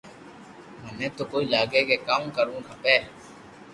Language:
Loarki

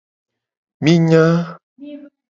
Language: Gen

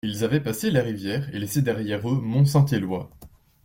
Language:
French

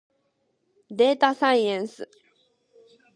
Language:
Japanese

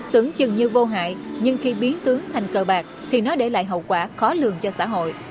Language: Vietnamese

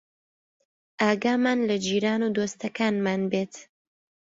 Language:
Central Kurdish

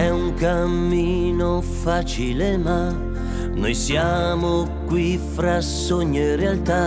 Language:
Russian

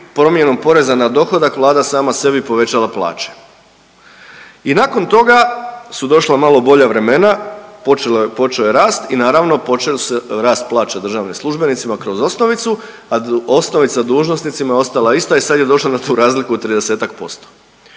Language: Croatian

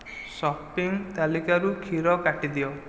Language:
Odia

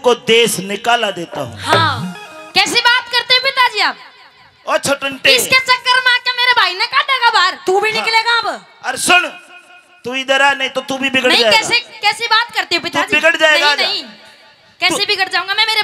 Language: Hindi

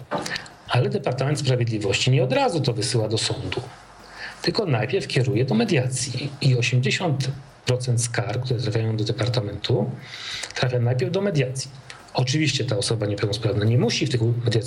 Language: Polish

